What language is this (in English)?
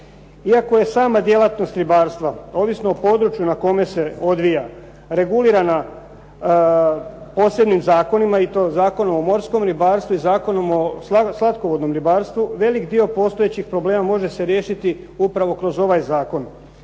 Croatian